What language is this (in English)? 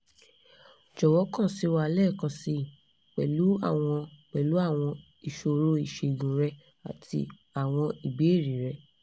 Yoruba